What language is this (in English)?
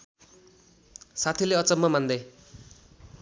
Nepali